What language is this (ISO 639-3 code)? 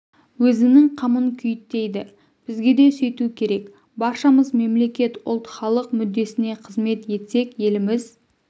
kaz